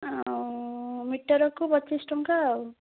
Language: Odia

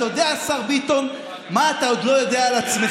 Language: Hebrew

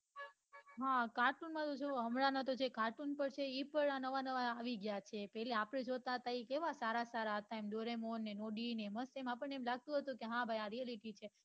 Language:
Gujarati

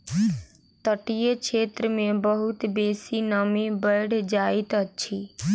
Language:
Maithili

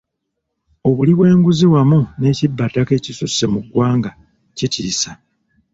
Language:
Ganda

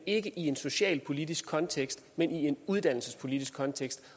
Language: Danish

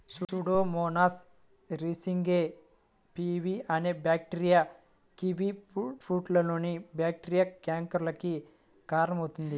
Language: Telugu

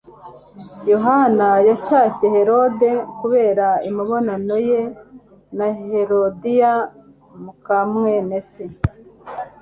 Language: Kinyarwanda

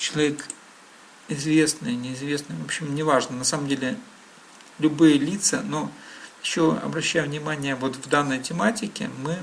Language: Russian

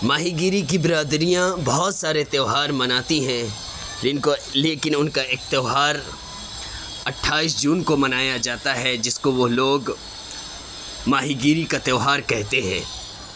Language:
Urdu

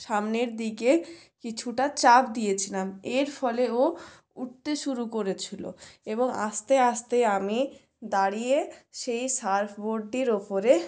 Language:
Bangla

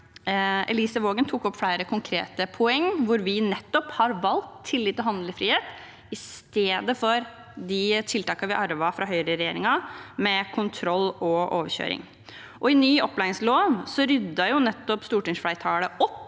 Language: Norwegian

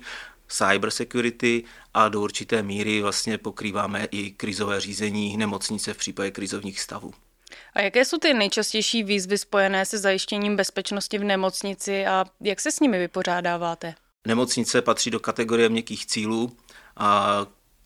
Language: Czech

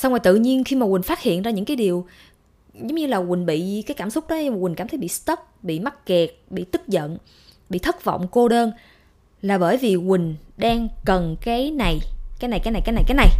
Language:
Vietnamese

